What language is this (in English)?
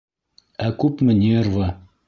Bashkir